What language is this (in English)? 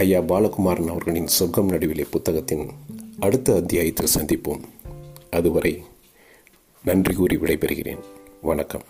Tamil